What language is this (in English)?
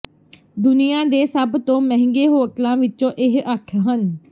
Punjabi